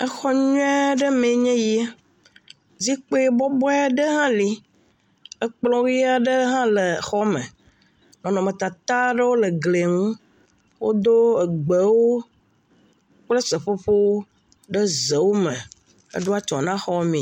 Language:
Ewe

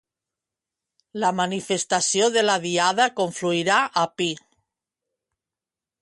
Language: Catalan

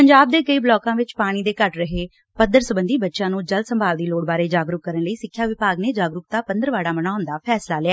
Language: Punjabi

